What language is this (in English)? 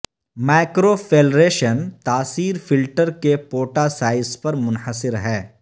Urdu